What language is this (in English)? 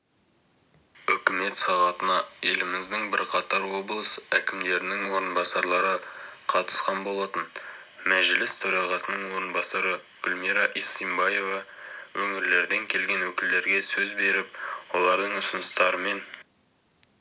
Kazakh